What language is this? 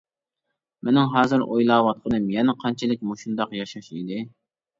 Uyghur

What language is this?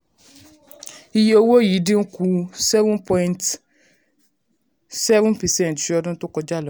Yoruba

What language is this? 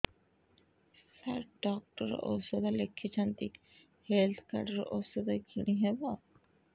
Odia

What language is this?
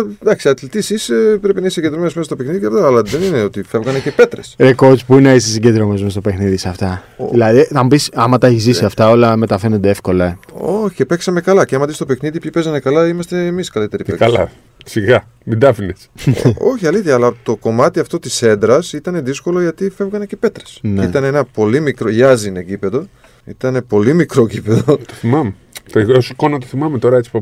Greek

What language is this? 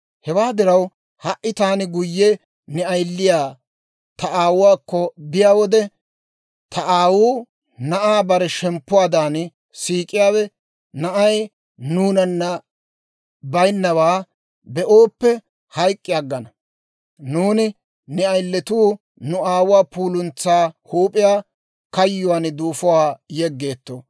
Dawro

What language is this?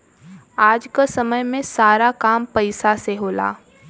Bhojpuri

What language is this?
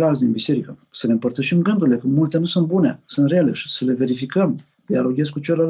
Romanian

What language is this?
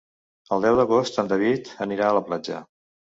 Catalan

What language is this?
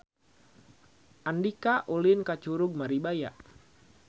Sundanese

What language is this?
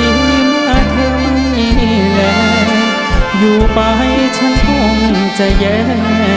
Thai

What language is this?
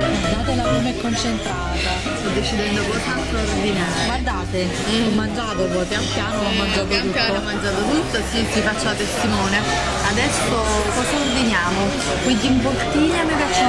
Italian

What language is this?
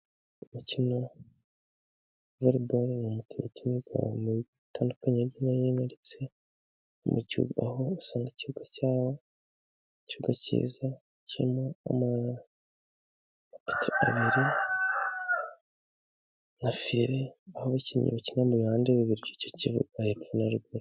Kinyarwanda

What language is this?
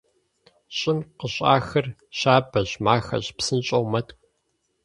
Kabardian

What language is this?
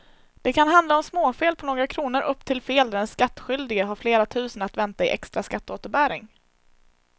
Swedish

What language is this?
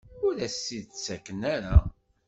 Kabyle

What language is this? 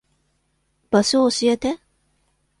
Japanese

